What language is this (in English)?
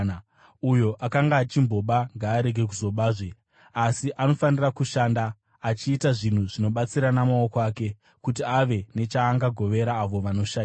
Shona